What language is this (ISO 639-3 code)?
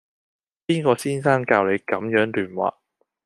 yue